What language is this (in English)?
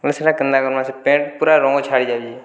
Odia